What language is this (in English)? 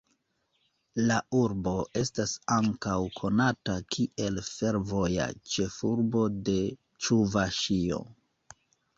Esperanto